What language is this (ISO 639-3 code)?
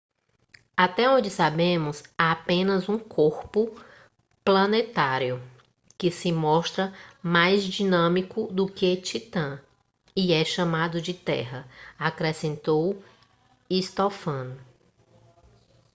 por